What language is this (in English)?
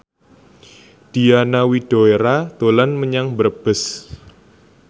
Javanese